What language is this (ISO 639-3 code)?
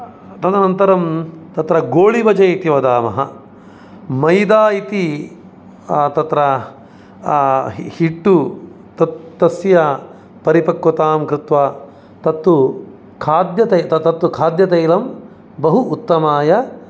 san